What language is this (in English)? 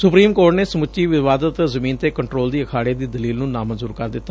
Punjabi